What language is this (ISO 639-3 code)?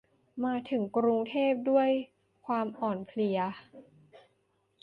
tha